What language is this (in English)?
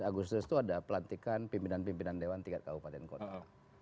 Indonesian